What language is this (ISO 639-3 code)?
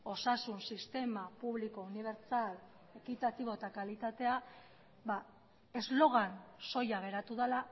eus